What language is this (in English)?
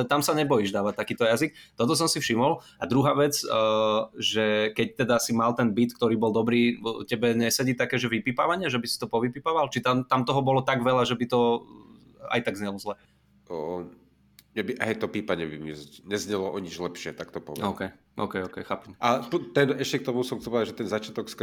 Slovak